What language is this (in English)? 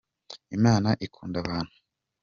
Kinyarwanda